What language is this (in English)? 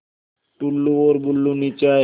Hindi